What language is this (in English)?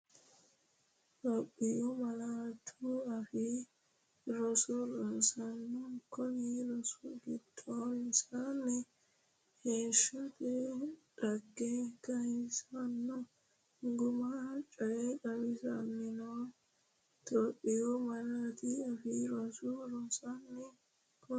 Sidamo